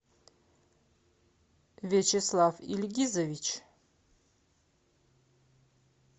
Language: Russian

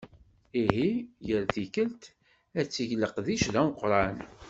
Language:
Kabyle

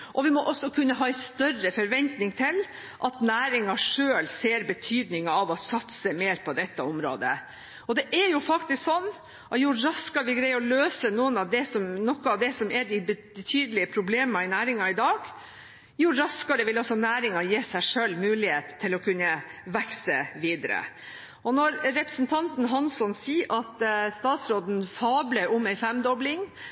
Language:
Norwegian Bokmål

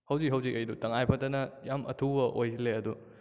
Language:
Manipuri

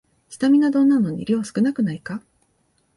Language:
Japanese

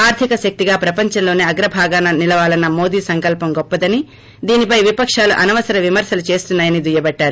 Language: Telugu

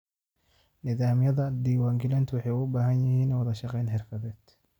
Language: Somali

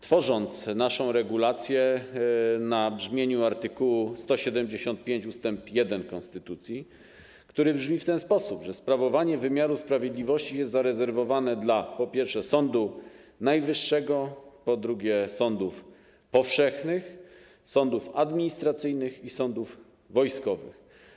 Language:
Polish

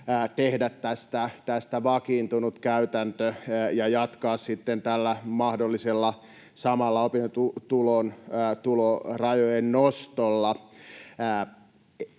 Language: Finnish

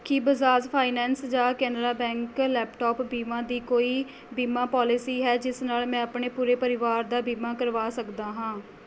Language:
Punjabi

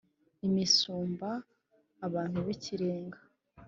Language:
Kinyarwanda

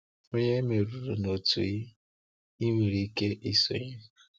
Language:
Igbo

